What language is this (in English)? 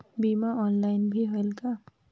Chhattisgarhi